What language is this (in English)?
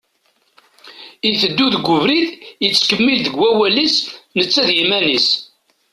Kabyle